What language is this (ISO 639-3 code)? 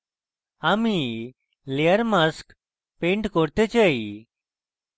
ben